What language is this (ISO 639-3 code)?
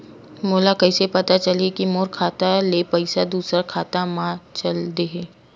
hne